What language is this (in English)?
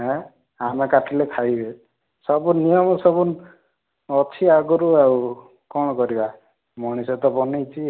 Odia